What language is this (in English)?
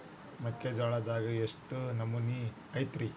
Kannada